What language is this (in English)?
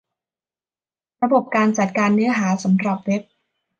Thai